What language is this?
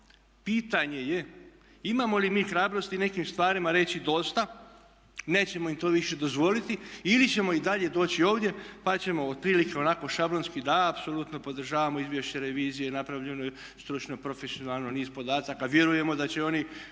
Croatian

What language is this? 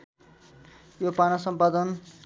Nepali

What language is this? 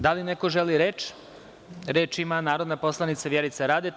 Serbian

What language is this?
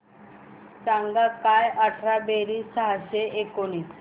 Marathi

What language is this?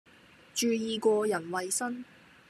Cantonese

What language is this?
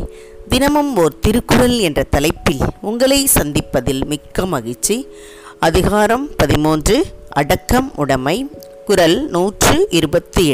Tamil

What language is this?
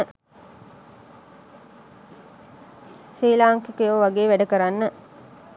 Sinhala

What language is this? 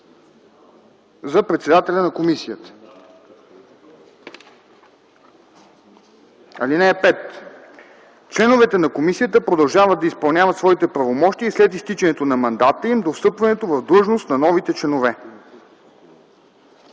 Bulgarian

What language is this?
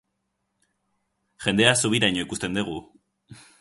Basque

